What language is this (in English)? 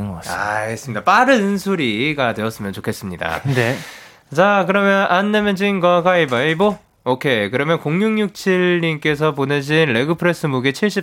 Korean